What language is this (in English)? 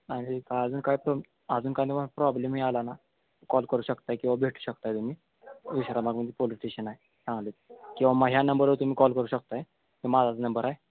Marathi